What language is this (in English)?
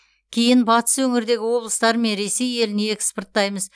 Kazakh